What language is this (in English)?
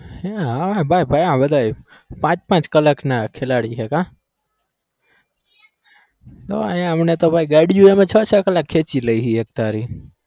Gujarati